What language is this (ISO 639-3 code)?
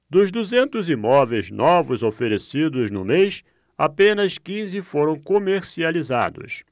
por